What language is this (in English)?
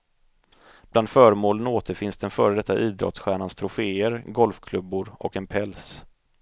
Swedish